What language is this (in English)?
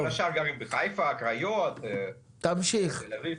Hebrew